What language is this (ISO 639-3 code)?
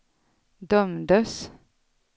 swe